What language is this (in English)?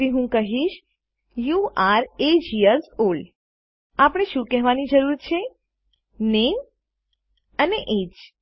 Gujarati